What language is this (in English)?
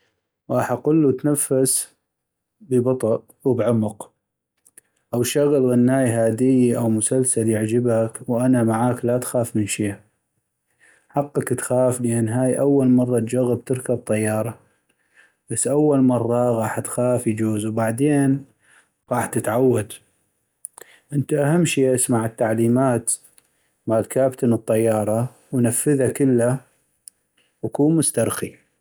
North Mesopotamian Arabic